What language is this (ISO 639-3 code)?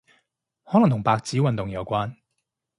yue